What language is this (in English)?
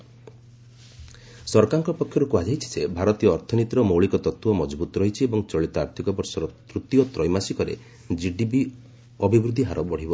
Odia